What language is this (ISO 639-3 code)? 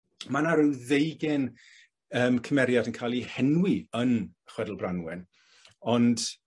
cym